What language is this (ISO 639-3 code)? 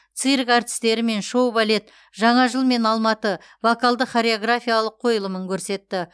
kaz